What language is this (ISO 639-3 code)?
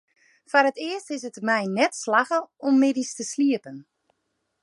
fry